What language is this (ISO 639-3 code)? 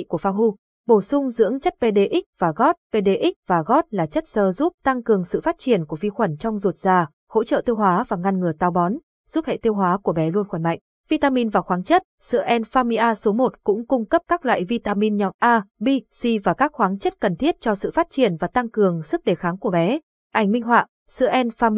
vie